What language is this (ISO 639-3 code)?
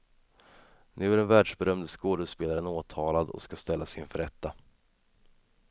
swe